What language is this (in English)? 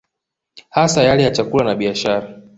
Swahili